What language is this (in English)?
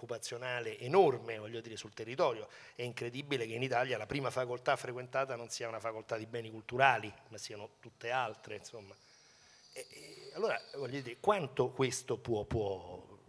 Italian